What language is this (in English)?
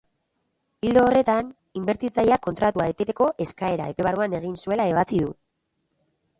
Basque